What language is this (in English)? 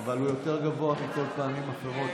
Hebrew